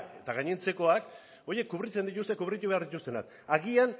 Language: Basque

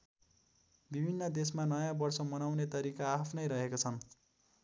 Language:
Nepali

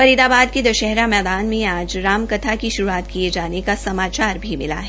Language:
Hindi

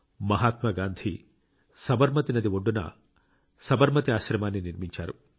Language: Telugu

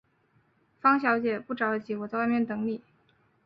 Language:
Chinese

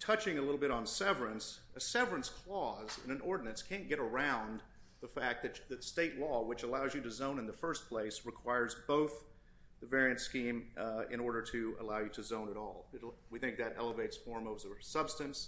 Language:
English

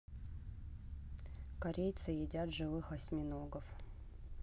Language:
Russian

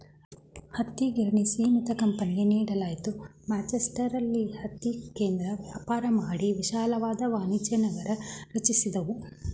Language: Kannada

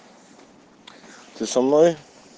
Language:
Russian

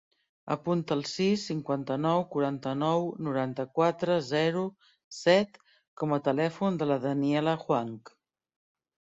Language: Catalan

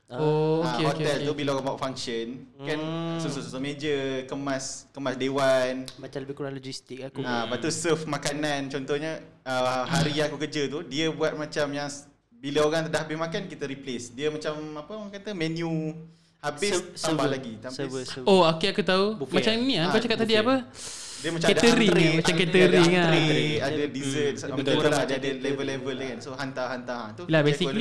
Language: Malay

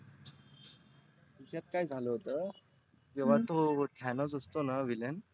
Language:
Marathi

